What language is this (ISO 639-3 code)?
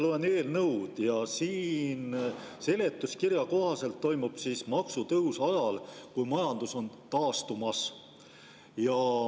est